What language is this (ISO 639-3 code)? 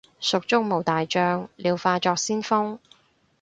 yue